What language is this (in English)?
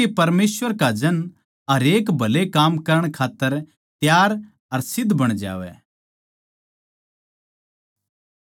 Haryanvi